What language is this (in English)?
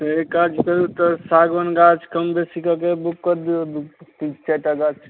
Maithili